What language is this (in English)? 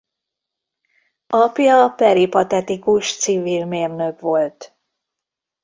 Hungarian